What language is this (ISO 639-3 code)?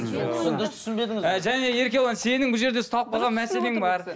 kaz